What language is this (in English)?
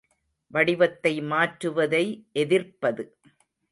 Tamil